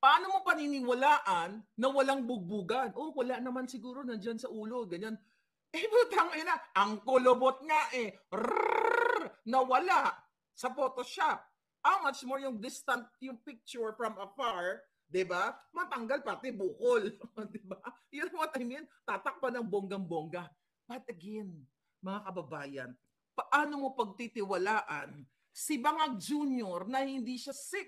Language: Filipino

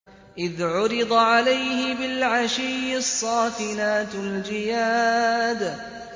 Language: Arabic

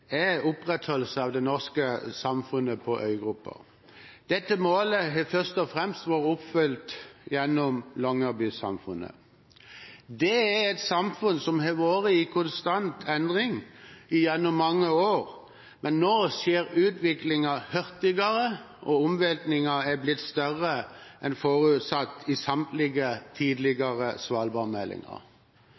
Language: Norwegian Bokmål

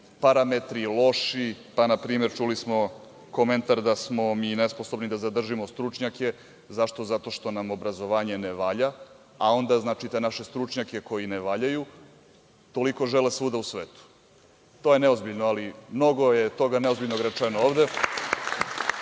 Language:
Serbian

